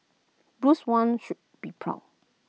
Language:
English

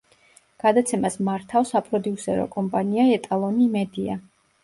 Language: Georgian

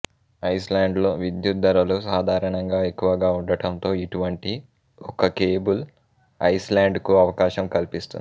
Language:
Telugu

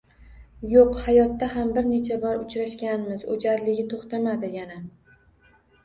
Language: Uzbek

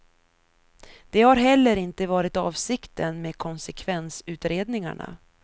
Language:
Swedish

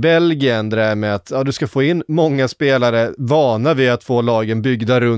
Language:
Swedish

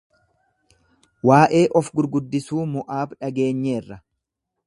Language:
Oromo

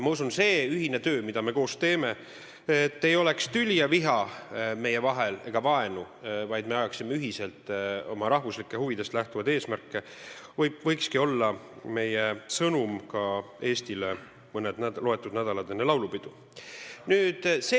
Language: Estonian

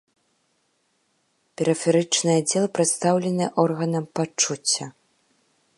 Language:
Belarusian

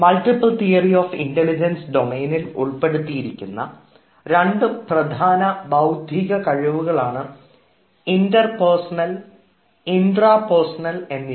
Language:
Malayalam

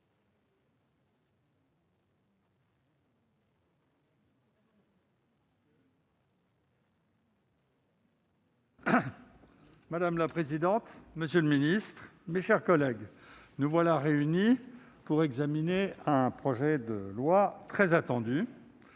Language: French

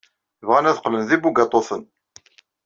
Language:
Kabyle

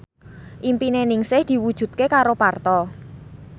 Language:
Javanese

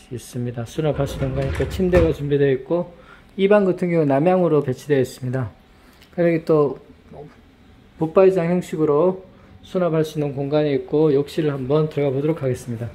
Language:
Korean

